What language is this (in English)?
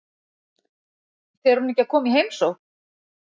Icelandic